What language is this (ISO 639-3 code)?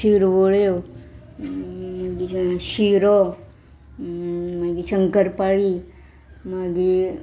kok